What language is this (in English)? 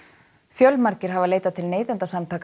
Icelandic